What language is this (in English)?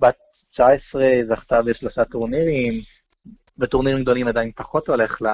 Hebrew